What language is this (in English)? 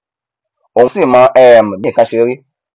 Yoruba